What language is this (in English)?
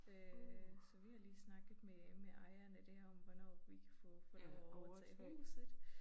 Danish